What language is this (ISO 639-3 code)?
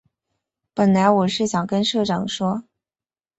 zho